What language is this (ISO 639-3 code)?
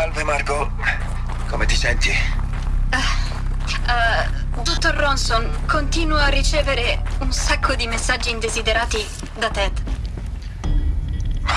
ita